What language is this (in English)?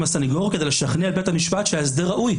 Hebrew